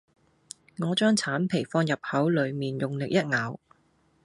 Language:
Cantonese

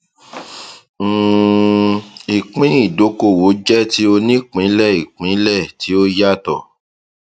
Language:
Yoruba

